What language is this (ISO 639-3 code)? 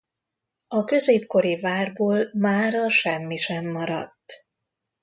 hun